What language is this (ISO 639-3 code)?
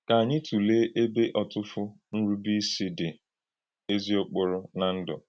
ibo